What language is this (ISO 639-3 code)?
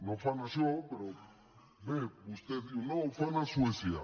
cat